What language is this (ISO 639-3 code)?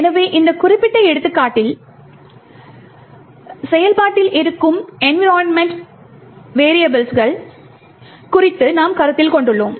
tam